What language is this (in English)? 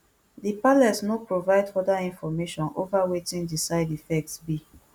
Nigerian Pidgin